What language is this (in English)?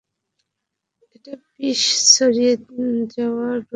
Bangla